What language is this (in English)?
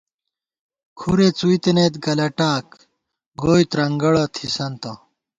Gawar-Bati